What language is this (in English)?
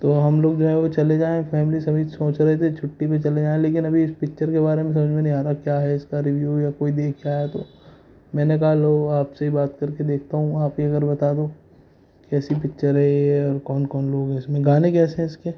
Urdu